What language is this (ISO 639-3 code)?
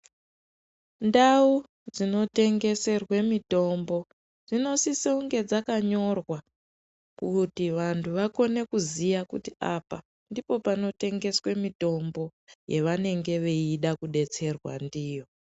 ndc